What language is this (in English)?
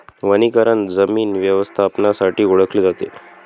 Marathi